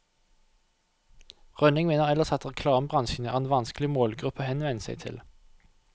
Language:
Norwegian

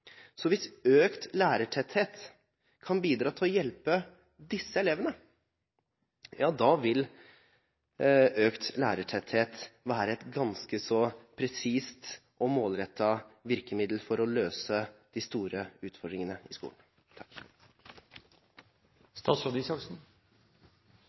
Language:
Norwegian Bokmål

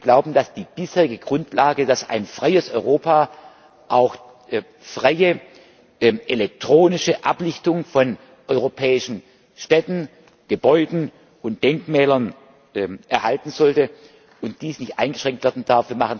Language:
German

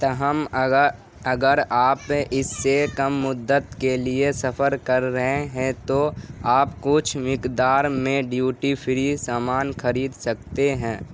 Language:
Urdu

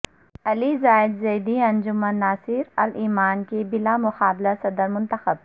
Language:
Urdu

